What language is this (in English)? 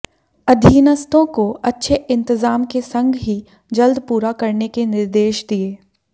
Hindi